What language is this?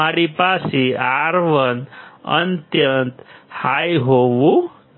Gujarati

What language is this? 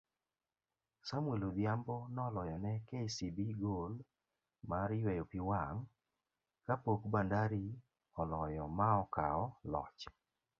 Luo (Kenya and Tanzania)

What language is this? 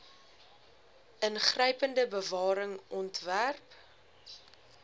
Afrikaans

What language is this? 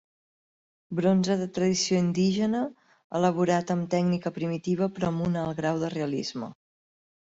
Catalan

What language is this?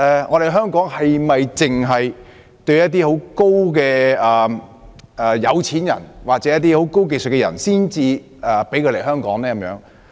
Cantonese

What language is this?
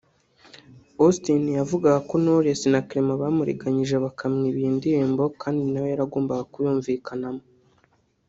Kinyarwanda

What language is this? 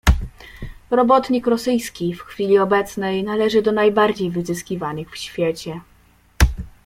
Polish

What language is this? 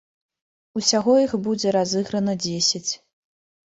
Belarusian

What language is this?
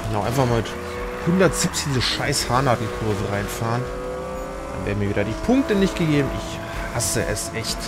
German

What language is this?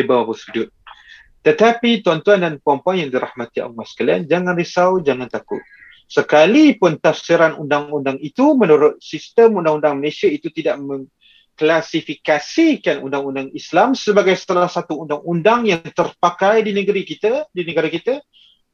Malay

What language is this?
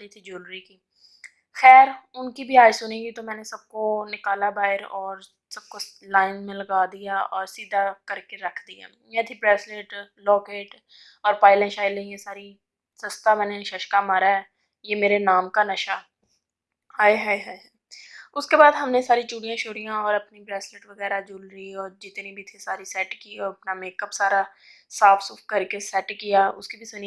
Urdu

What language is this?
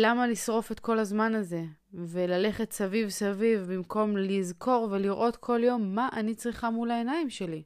Hebrew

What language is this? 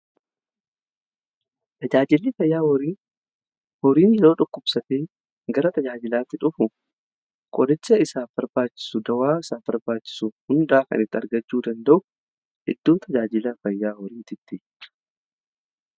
Oromo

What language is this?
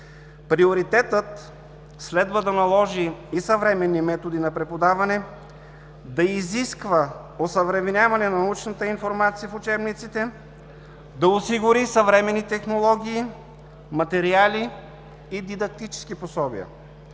Bulgarian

